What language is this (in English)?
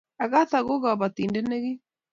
Kalenjin